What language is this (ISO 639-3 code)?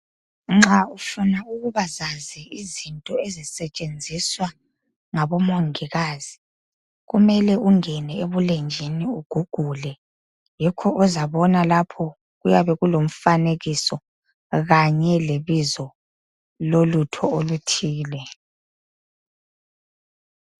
nde